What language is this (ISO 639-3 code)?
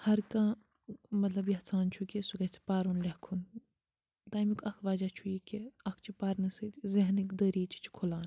kas